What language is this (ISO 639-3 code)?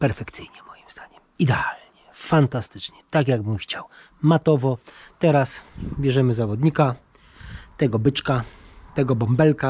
pol